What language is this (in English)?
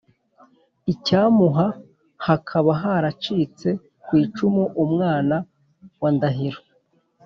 Kinyarwanda